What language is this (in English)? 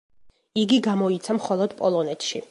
Georgian